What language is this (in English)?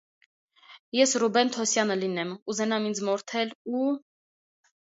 Armenian